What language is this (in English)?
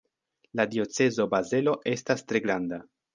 Esperanto